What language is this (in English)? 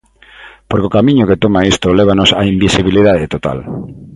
Galician